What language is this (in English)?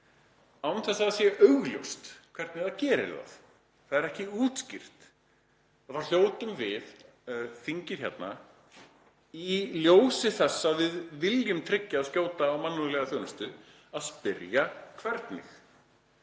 Icelandic